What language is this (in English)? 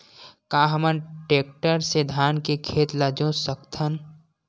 Chhattisgarhi